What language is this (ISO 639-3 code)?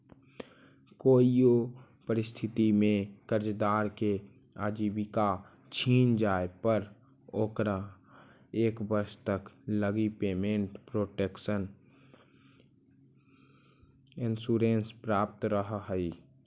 mag